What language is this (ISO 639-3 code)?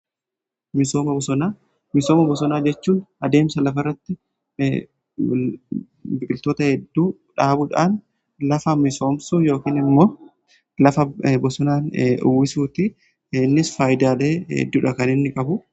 orm